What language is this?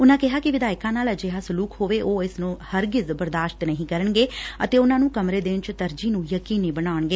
Punjabi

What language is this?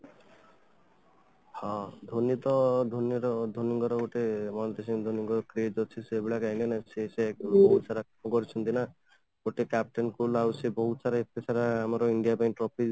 Odia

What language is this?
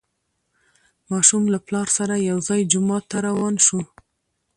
Pashto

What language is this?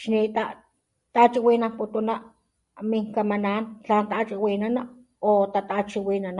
Papantla Totonac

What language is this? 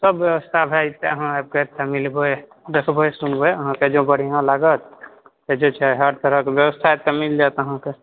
Maithili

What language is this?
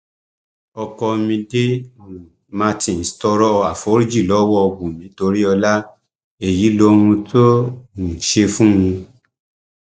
Yoruba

